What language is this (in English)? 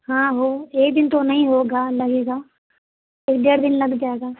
Urdu